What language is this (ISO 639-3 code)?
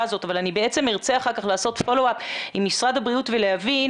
heb